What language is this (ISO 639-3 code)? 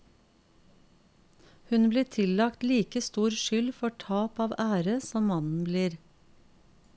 nor